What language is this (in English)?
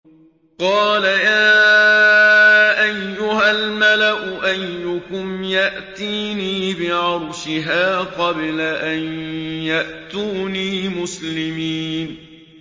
Arabic